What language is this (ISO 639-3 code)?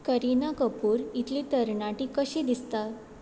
kok